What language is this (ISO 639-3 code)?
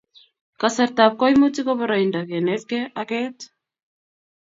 kln